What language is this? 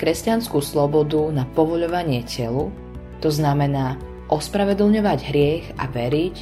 Slovak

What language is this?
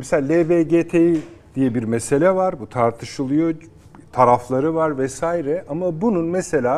Turkish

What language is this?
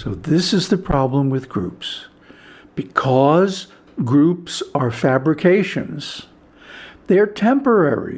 English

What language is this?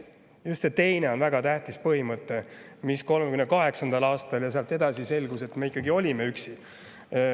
Estonian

